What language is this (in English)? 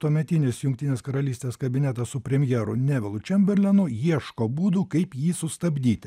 Lithuanian